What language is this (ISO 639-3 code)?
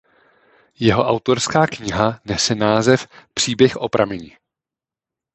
ces